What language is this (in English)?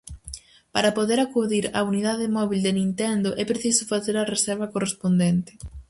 Galician